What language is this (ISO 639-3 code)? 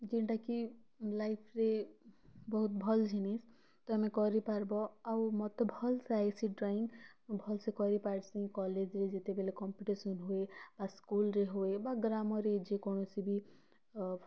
ori